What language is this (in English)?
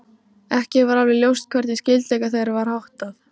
Icelandic